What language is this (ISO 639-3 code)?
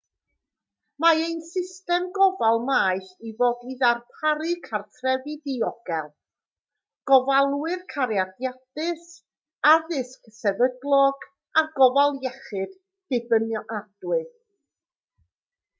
cym